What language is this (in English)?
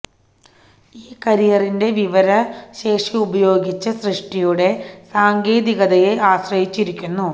Malayalam